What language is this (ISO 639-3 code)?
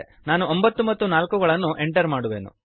kan